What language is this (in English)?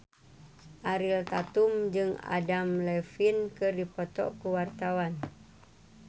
Sundanese